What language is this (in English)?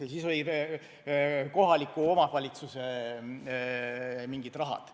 Estonian